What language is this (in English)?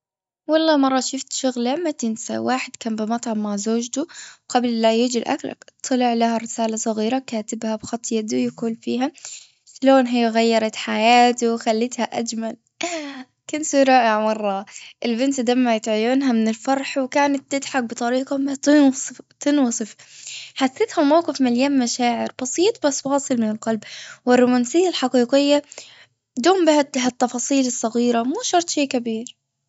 Gulf Arabic